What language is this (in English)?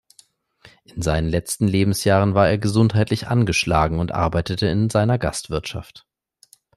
German